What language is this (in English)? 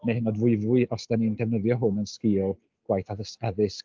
Welsh